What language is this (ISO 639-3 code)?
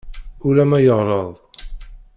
kab